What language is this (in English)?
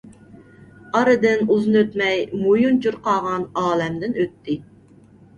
Uyghur